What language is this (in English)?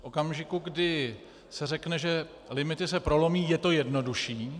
Czech